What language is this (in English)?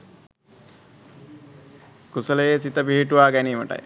Sinhala